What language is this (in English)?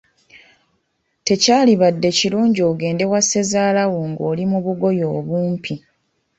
Ganda